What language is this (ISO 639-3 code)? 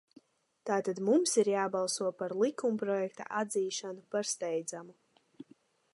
lav